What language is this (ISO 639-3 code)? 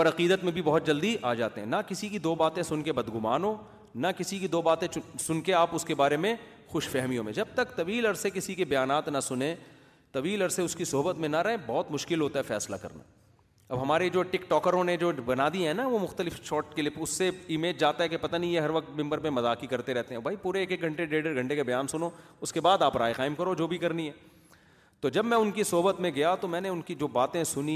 urd